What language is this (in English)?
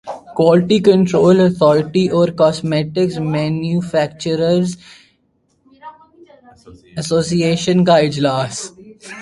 Urdu